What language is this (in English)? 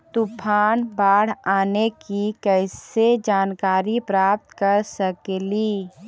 Magahi